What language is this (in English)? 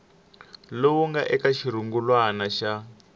Tsonga